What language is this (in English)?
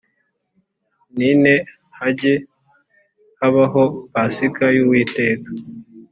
Kinyarwanda